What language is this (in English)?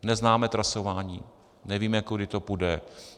Czech